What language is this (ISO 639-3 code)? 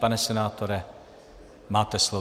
ces